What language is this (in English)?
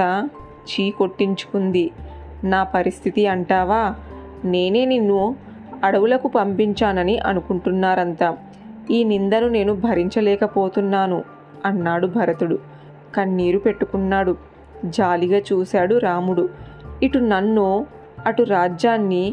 Telugu